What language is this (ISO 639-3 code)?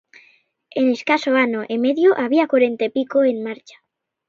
glg